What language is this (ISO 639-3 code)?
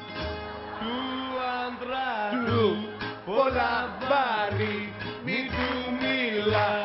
ell